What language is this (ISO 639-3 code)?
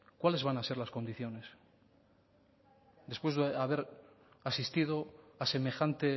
spa